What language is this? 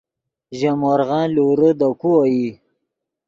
Yidgha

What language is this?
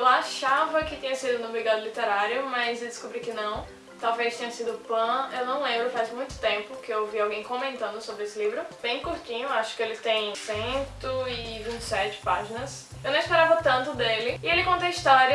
Portuguese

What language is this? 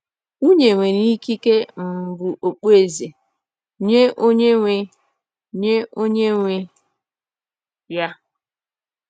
Igbo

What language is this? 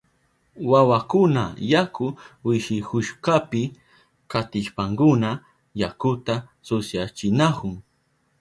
Southern Pastaza Quechua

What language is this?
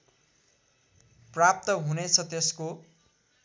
Nepali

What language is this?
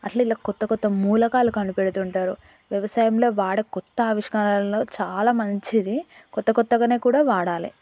Telugu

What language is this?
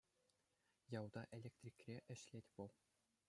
Chuvash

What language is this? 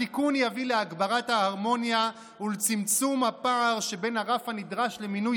Hebrew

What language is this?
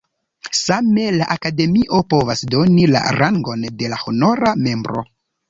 Esperanto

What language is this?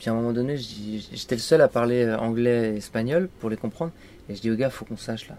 French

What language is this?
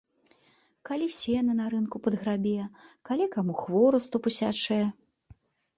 Belarusian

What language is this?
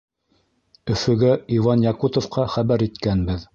Bashkir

